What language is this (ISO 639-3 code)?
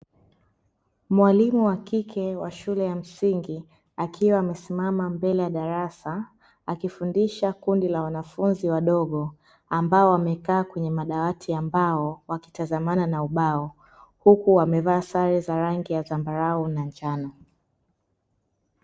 swa